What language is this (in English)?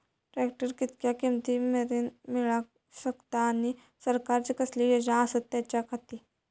Marathi